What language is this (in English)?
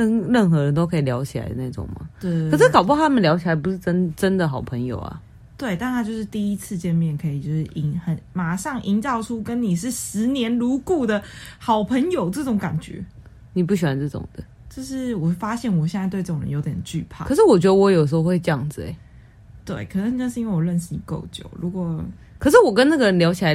Chinese